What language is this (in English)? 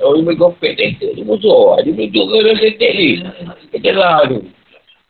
Malay